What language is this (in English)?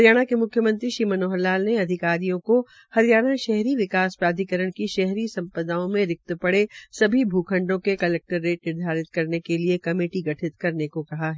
Hindi